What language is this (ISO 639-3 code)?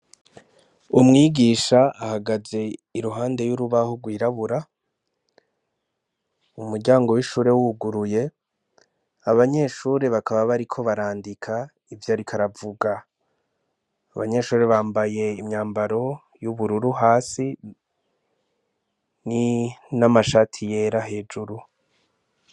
run